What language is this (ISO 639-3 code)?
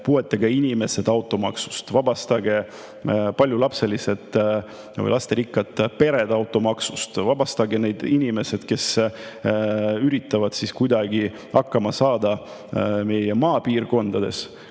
est